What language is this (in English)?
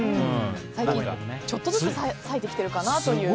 Japanese